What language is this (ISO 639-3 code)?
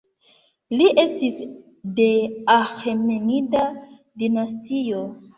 epo